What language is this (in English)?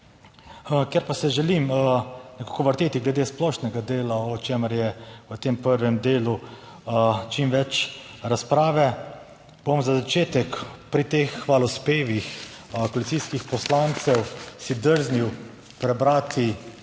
Slovenian